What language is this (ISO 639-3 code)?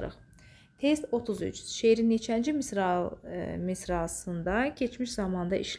tur